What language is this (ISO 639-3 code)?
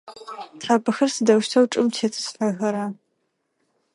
ady